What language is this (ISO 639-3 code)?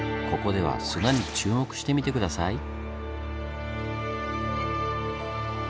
jpn